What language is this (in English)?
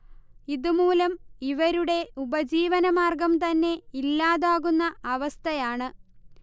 Malayalam